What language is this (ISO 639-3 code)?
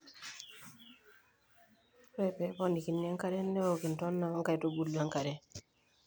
mas